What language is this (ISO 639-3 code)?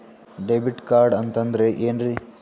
kan